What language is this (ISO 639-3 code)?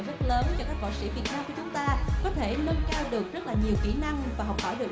vie